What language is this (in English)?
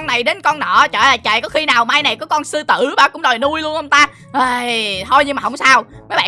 Vietnamese